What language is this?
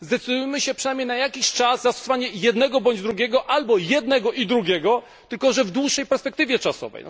Polish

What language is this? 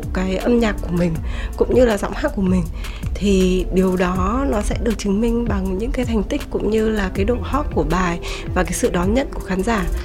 Vietnamese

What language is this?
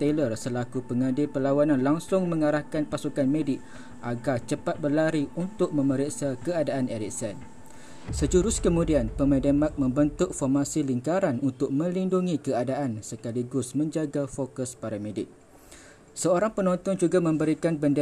Malay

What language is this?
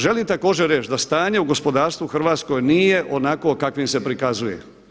Croatian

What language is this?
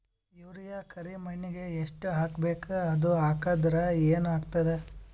Kannada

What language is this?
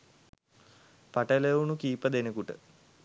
Sinhala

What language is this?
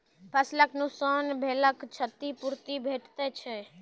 Maithili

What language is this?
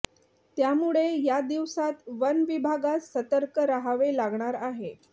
Marathi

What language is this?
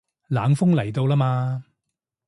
Cantonese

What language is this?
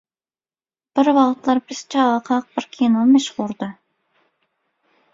Turkmen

